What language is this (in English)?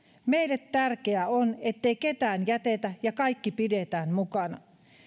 Finnish